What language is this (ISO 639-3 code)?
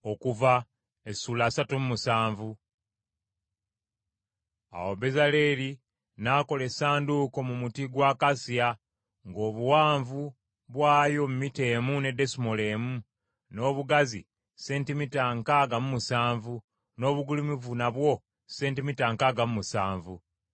lug